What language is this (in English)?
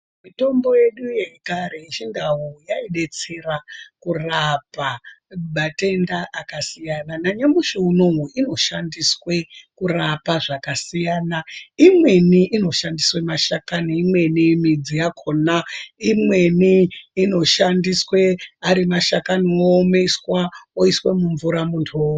Ndau